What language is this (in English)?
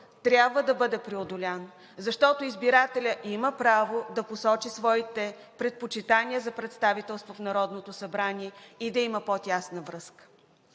Bulgarian